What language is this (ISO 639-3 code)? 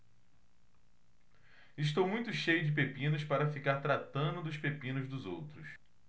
por